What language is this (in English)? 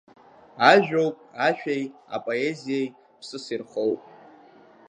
Abkhazian